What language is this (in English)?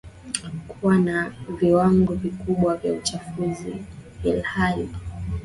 Swahili